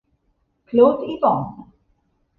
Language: Italian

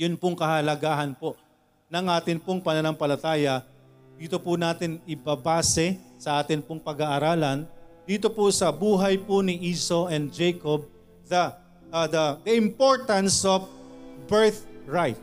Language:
Filipino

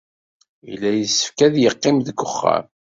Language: Kabyle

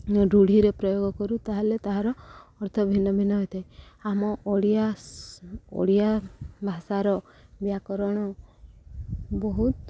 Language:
Odia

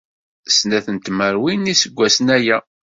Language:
Kabyle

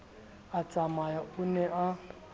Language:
Southern Sotho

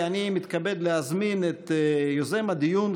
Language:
Hebrew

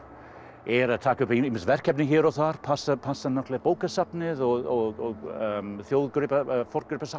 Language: Icelandic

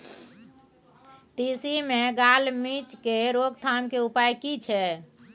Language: Maithili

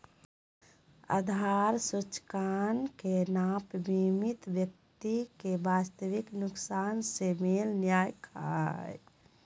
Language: Magahi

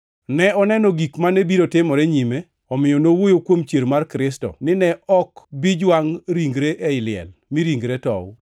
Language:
Luo (Kenya and Tanzania)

